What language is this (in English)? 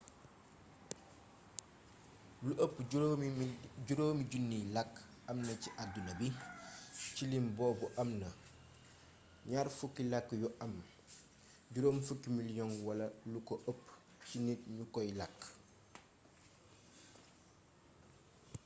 Wolof